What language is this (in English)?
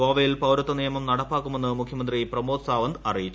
Malayalam